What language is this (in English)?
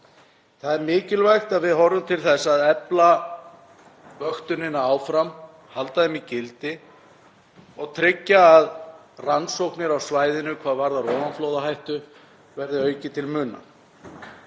Icelandic